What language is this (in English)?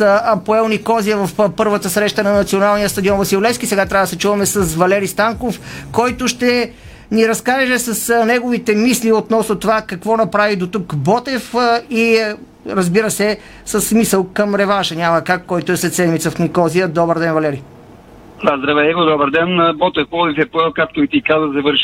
Bulgarian